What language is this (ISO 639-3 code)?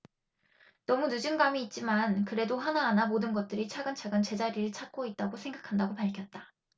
kor